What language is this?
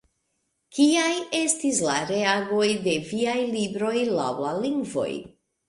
Esperanto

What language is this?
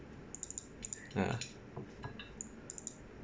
English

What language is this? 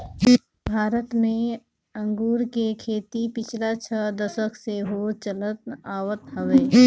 Bhojpuri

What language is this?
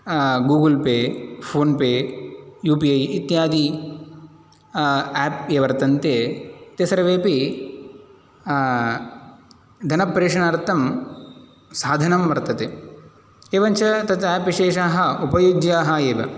Sanskrit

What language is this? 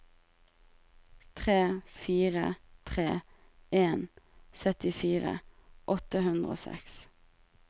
Norwegian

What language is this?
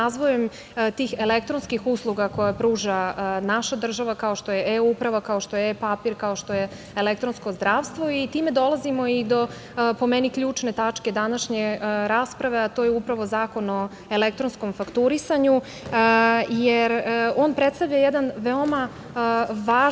Serbian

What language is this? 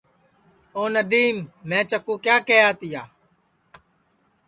Sansi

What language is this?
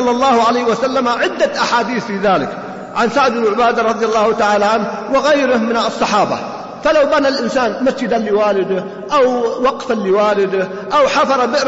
Arabic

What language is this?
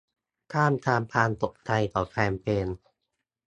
Thai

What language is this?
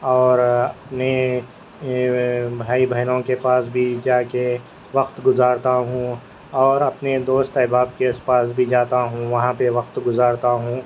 Urdu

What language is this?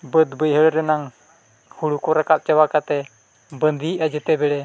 Santali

